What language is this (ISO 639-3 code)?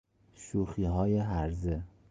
fas